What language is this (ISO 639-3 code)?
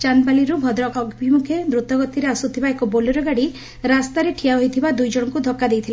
ori